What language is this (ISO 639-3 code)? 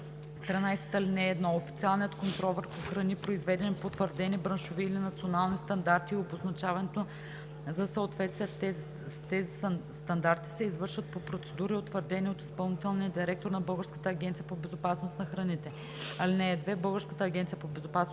bul